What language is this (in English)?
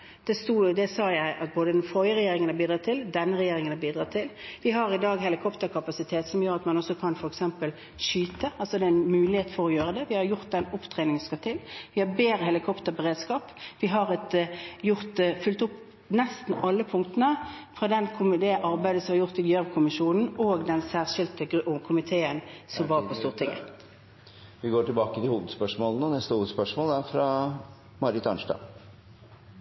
Norwegian